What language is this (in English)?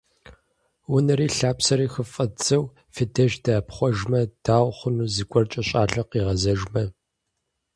Kabardian